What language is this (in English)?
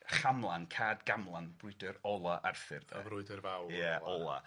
Welsh